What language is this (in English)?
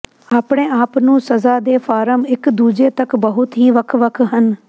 Punjabi